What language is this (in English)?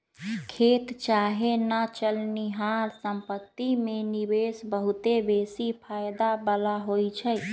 Magahi